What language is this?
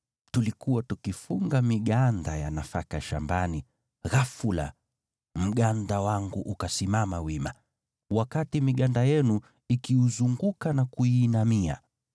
Swahili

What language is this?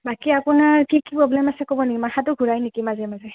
Assamese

